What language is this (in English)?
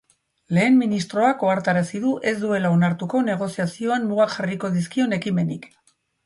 Basque